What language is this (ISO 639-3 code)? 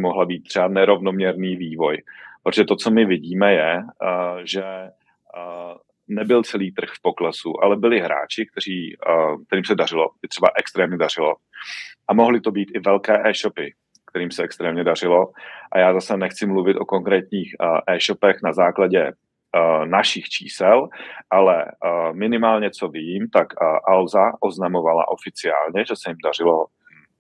ces